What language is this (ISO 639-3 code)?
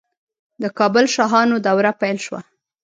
pus